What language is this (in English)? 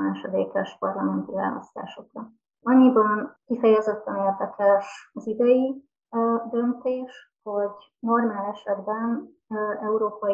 Hungarian